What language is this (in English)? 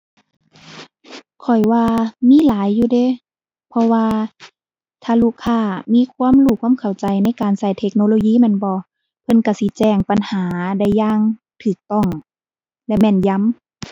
Thai